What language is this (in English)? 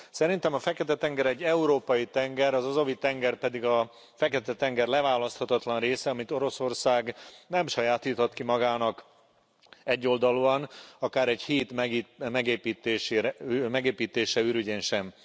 Hungarian